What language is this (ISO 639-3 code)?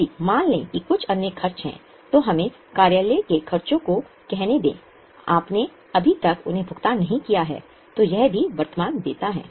hin